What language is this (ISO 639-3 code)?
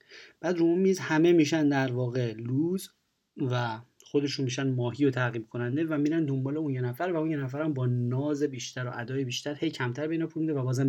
fas